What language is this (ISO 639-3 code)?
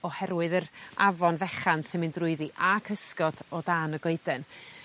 cym